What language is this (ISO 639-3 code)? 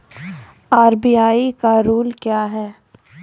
mai